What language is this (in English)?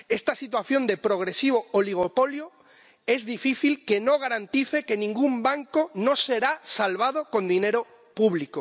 Spanish